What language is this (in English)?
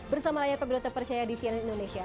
Indonesian